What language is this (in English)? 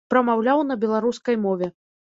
Belarusian